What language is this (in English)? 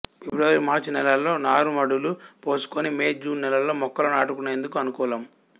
Telugu